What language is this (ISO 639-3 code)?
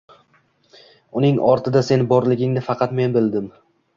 uzb